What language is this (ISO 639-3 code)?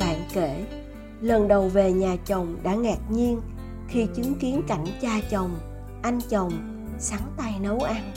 vie